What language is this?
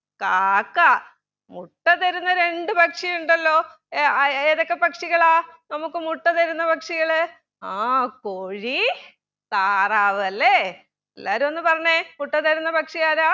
Malayalam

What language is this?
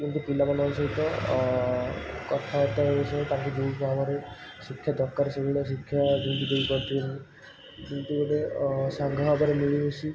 Odia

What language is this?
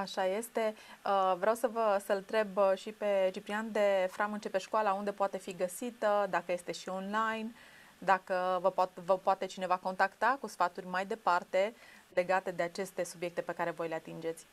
Romanian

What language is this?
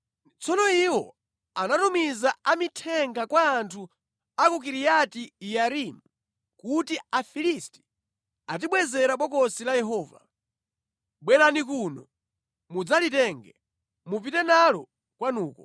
Nyanja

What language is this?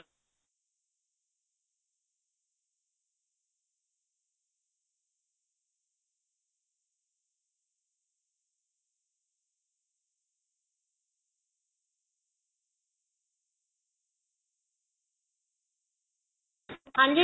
Punjabi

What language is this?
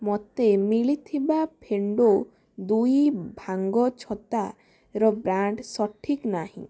Odia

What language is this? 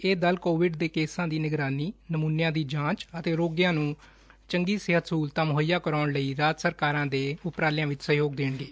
Punjabi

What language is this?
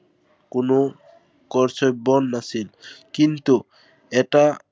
Assamese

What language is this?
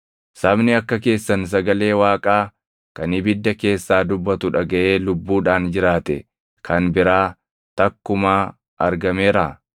Oromo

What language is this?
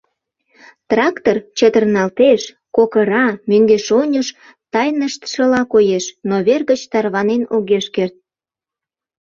Mari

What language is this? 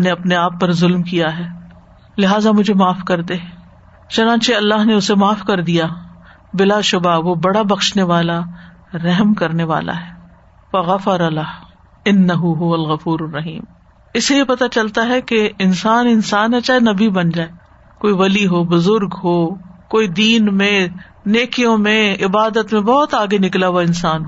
Urdu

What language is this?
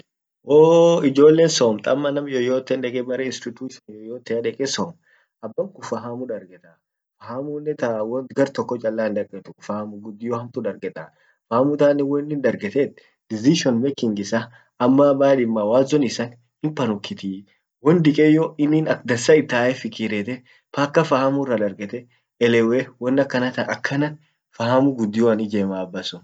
Orma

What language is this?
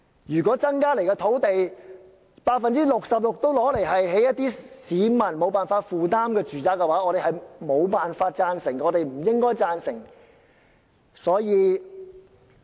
Cantonese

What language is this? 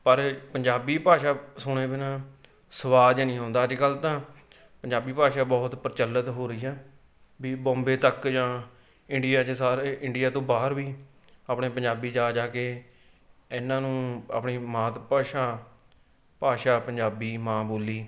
Punjabi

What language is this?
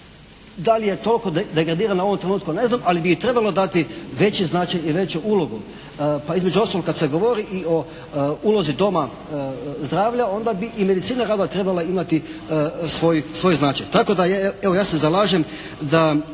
Croatian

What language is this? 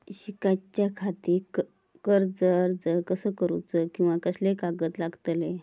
Marathi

